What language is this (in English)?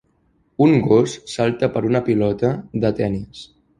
Catalan